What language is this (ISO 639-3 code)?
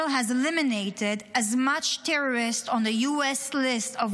heb